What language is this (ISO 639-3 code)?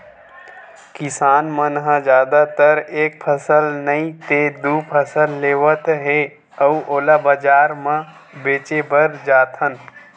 hne